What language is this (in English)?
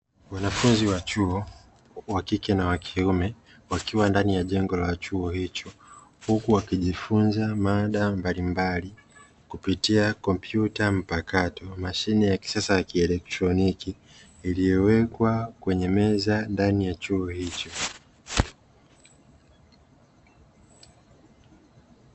Swahili